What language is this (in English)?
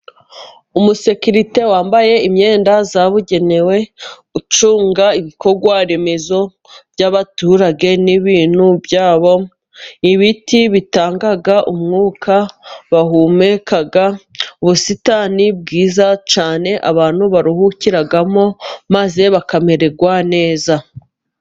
Kinyarwanda